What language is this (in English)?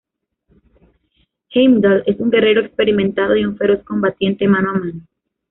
Spanish